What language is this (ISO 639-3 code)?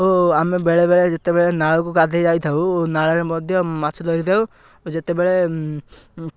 ori